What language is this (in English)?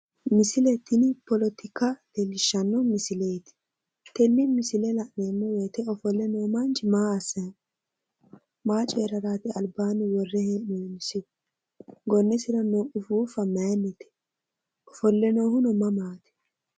Sidamo